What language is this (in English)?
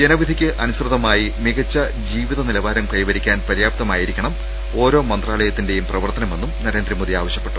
Malayalam